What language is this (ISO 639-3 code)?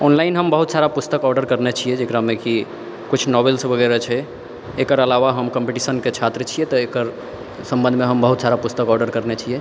mai